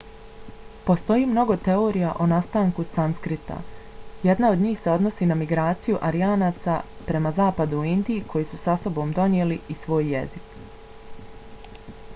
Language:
Bosnian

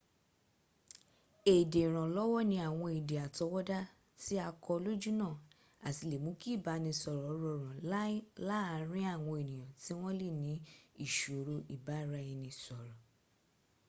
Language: Yoruba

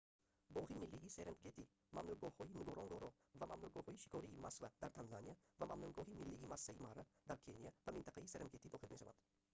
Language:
Tajik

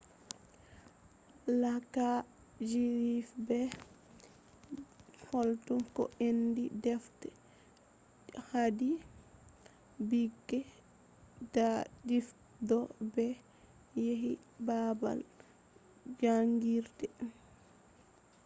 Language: Fula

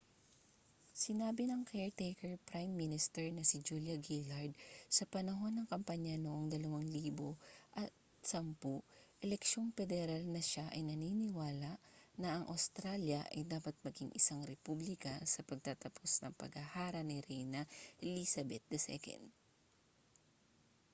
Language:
Filipino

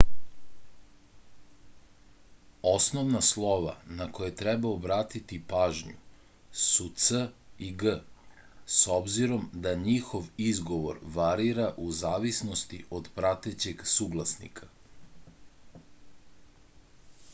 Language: Serbian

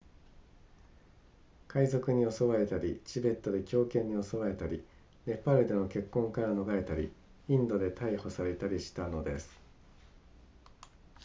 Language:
Japanese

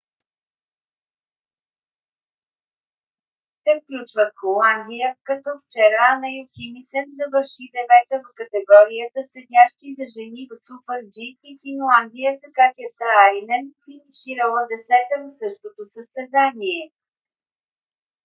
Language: Bulgarian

